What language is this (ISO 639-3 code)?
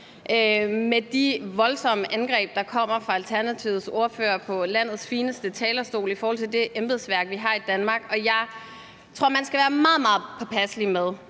dan